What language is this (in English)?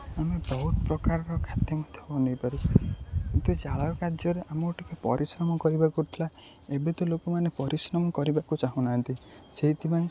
Odia